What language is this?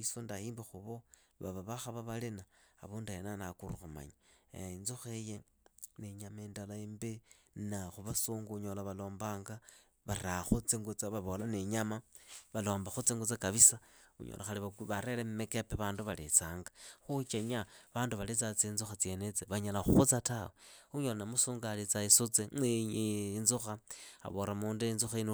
Idakho-Isukha-Tiriki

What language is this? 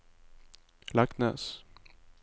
Norwegian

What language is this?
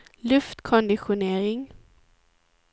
Swedish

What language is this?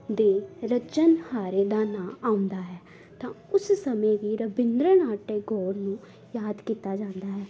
Punjabi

